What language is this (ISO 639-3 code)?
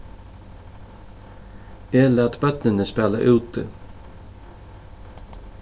fao